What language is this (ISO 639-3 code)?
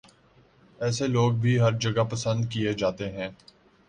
urd